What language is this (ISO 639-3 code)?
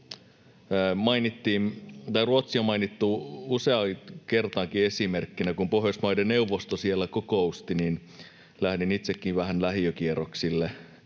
fin